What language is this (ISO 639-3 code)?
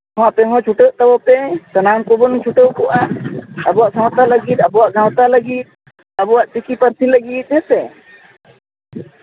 sat